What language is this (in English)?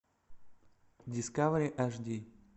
Russian